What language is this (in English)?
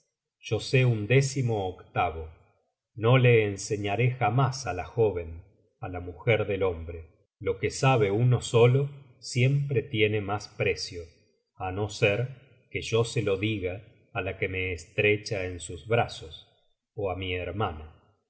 Spanish